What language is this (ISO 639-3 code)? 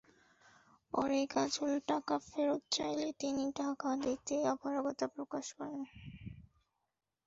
ben